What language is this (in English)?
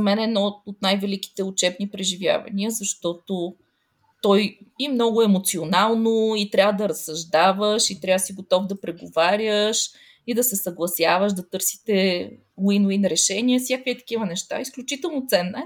Bulgarian